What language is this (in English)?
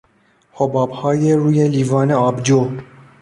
Persian